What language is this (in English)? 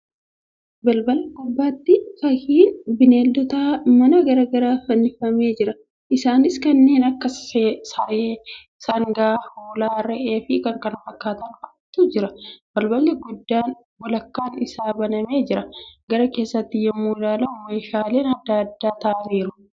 Oromo